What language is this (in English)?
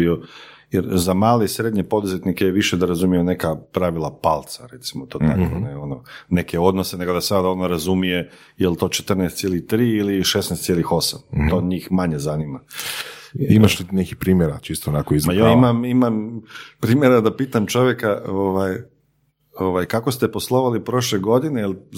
Croatian